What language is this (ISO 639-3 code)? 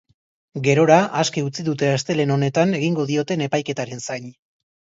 eus